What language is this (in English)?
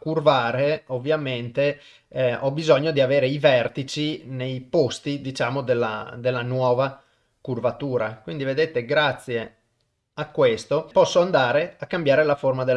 Italian